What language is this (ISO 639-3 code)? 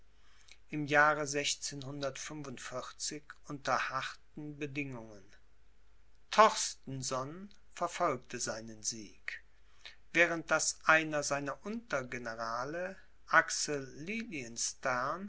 deu